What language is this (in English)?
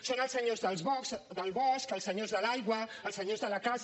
Catalan